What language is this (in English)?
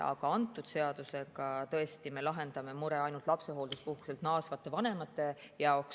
Estonian